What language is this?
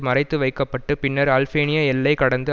Tamil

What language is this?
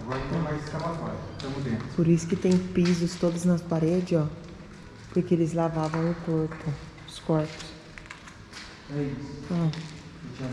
Portuguese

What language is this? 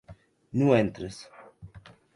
Occitan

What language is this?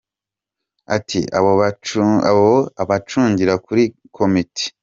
Kinyarwanda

